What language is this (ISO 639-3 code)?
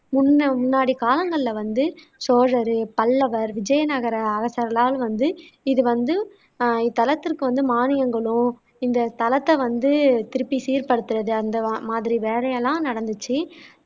tam